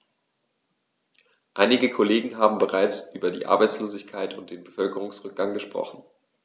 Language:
German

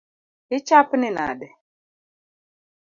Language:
Luo (Kenya and Tanzania)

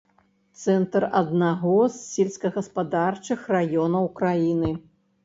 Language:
Belarusian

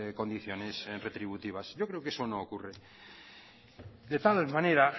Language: Spanish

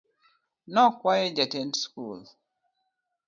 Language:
Luo (Kenya and Tanzania)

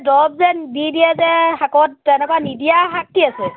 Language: Assamese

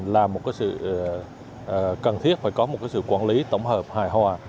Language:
Vietnamese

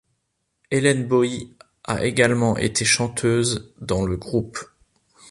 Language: French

